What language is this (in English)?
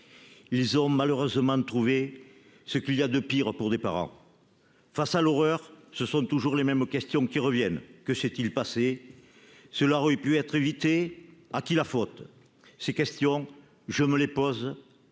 French